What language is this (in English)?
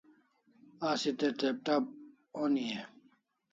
Kalasha